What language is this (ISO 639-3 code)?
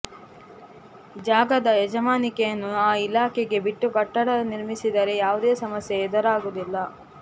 kan